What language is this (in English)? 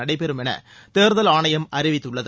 Tamil